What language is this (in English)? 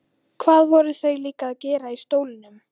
Icelandic